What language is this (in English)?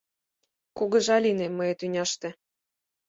Mari